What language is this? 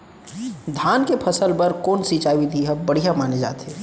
Chhattisgarhi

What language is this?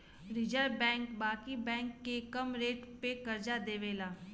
Bhojpuri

